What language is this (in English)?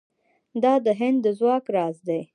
Pashto